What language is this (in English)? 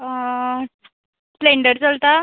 Konkani